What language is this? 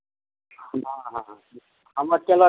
Maithili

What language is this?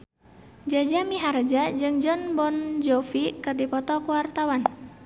Sundanese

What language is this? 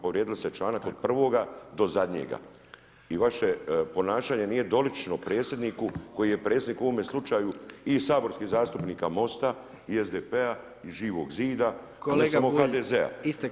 Croatian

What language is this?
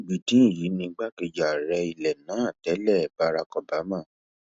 Yoruba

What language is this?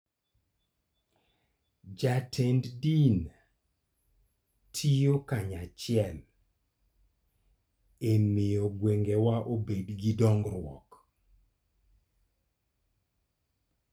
Luo (Kenya and Tanzania)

